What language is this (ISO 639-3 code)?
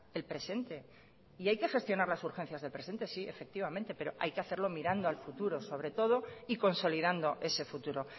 spa